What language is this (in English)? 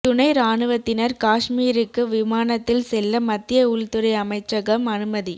Tamil